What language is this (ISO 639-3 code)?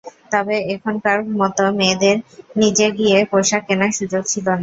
ben